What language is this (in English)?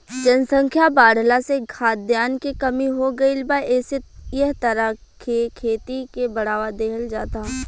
Bhojpuri